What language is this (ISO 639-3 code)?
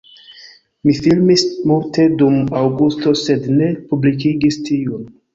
epo